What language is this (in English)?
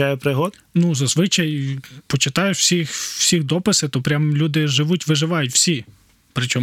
Ukrainian